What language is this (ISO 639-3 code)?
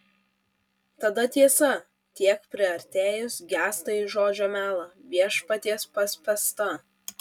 lit